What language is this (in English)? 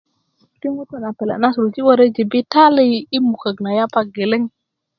Kuku